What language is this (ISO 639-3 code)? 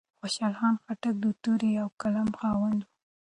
pus